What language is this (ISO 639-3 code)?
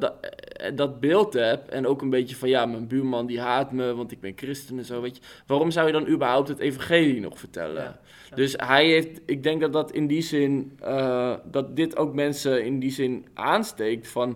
nld